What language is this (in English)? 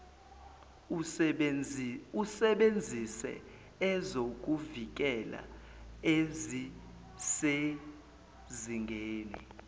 Zulu